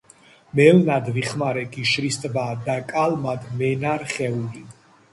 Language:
Georgian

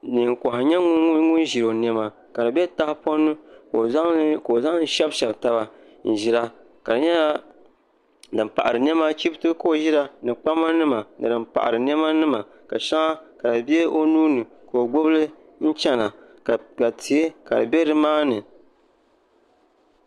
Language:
Dagbani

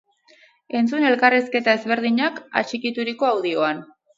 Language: Basque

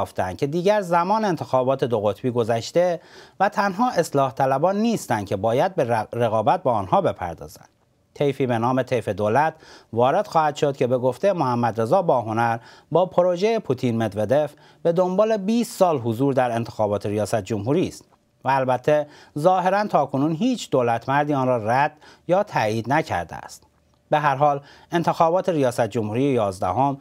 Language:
Persian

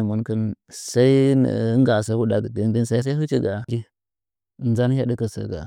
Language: Nzanyi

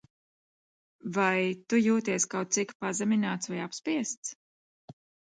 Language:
Latvian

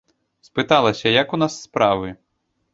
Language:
Belarusian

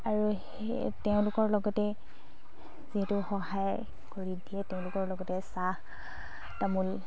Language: Assamese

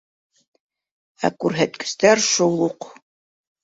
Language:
Bashkir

